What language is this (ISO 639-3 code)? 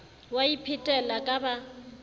sot